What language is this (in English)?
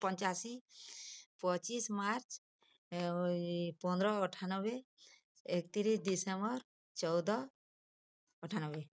Odia